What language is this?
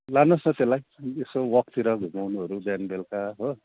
Nepali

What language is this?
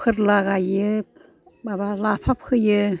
Bodo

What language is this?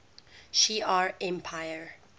English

